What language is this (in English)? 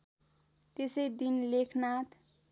Nepali